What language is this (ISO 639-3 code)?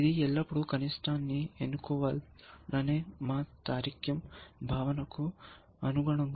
tel